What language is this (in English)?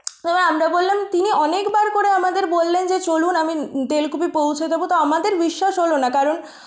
Bangla